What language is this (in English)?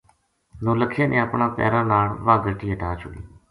Gujari